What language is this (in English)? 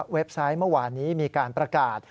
Thai